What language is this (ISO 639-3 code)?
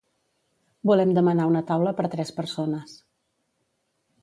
cat